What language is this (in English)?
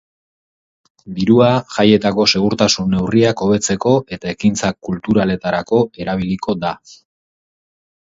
Basque